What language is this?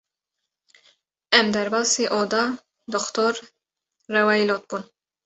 Kurdish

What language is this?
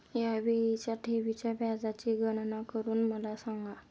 Marathi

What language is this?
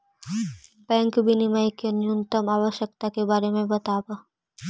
Magahi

